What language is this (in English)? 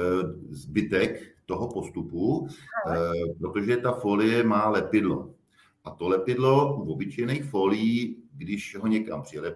Czech